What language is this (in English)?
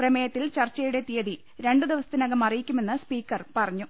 Malayalam